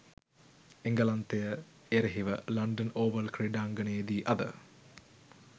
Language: Sinhala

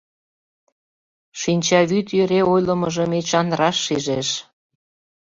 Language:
Mari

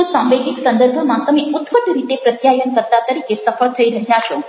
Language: Gujarati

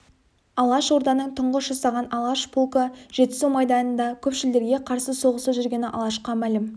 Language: Kazakh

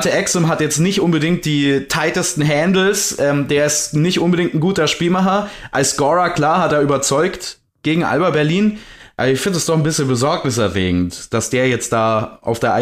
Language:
German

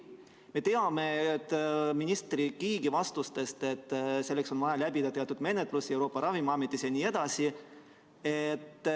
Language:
Estonian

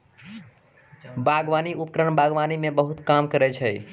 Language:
Maithili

